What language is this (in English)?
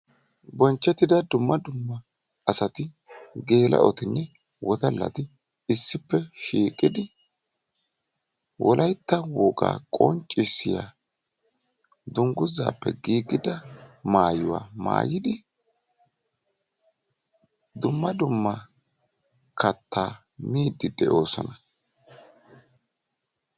Wolaytta